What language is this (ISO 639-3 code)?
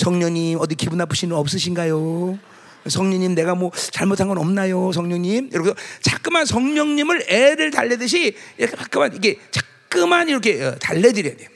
kor